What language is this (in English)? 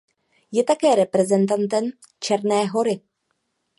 Czech